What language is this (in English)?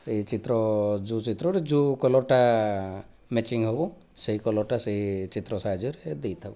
Odia